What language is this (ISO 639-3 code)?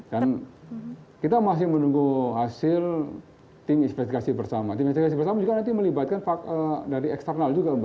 ind